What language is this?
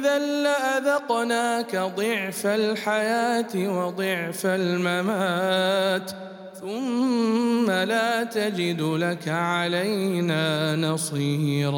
Arabic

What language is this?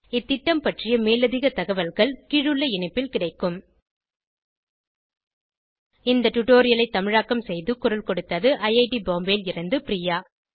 Tamil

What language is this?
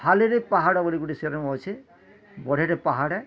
Odia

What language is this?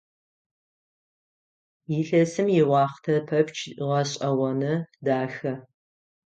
Adyghe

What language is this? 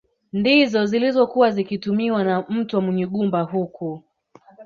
Swahili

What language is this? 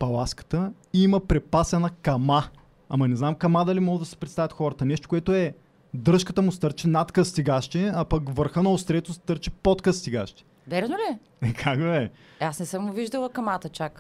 Bulgarian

